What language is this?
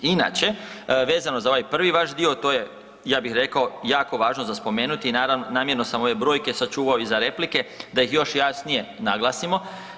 Croatian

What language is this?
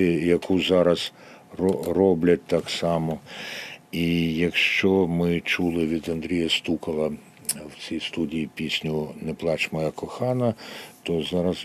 Ukrainian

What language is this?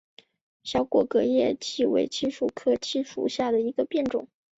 Chinese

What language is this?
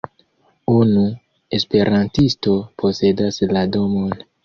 Esperanto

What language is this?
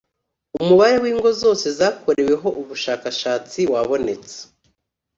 Kinyarwanda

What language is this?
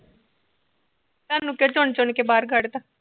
Punjabi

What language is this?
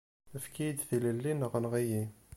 Kabyle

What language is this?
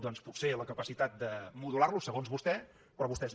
Catalan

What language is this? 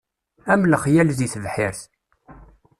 Kabyle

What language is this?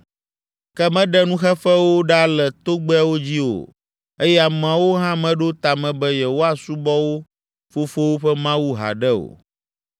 Ewe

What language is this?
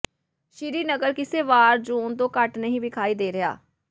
Punjabi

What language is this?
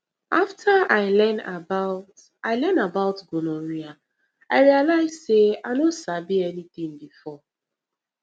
Nigerian Pidgin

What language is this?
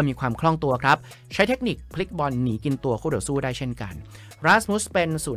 Thai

